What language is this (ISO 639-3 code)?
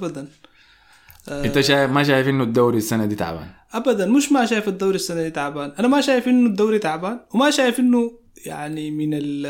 ara